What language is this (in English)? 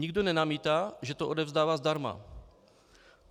Czech